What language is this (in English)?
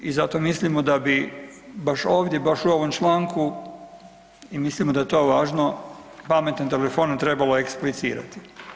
Croatian